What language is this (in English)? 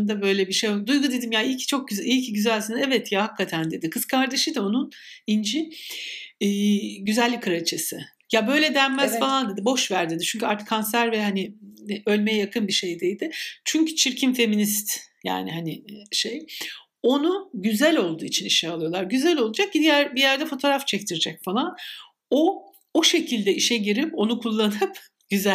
Turkish